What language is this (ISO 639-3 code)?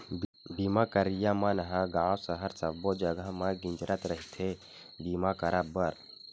hne